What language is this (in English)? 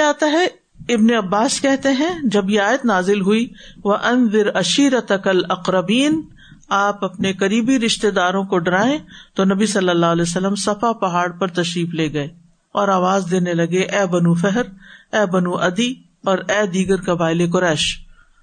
Urdu